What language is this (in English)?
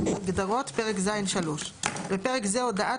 Hebrew